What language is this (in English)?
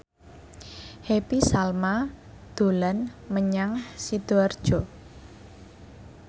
Javanese